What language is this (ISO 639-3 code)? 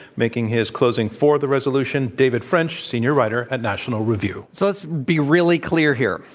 eng